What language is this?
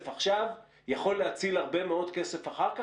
Hebrew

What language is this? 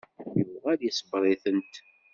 Kabyle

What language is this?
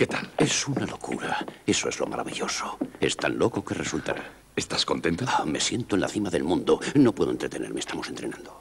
Spanish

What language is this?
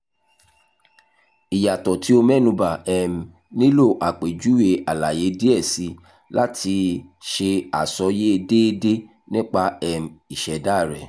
Yoruba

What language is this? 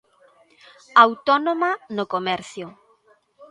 Galician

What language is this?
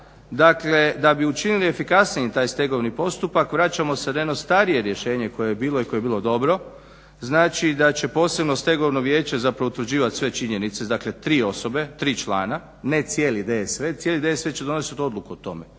Croatian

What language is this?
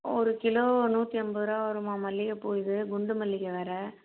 Tamil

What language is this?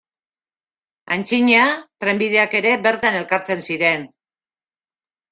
Basque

